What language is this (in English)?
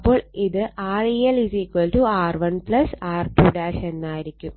Malayalam